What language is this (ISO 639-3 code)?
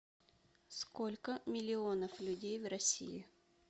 rus